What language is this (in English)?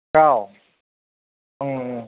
Bodo